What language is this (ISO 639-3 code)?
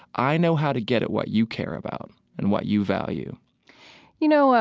eng